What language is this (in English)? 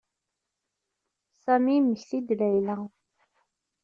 Kabyle